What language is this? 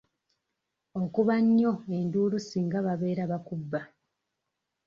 Ganda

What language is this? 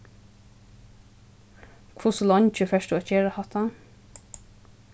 Faroese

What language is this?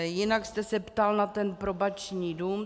Czech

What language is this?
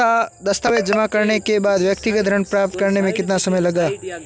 Hindi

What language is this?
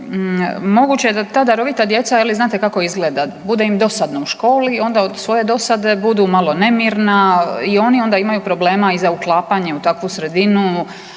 Croatian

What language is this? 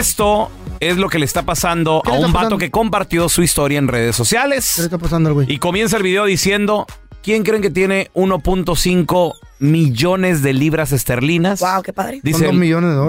Spanish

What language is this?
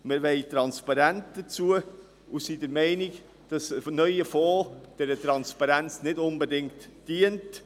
Swiss German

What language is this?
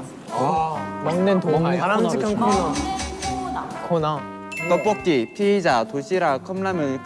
Korean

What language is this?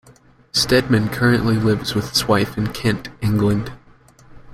English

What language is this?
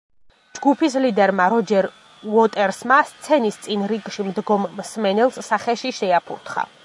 Georgian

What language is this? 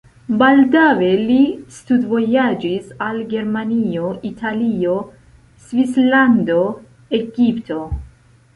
Esperanto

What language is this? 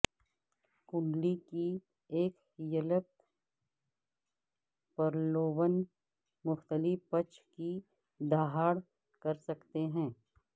Urdu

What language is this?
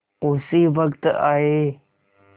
Hindi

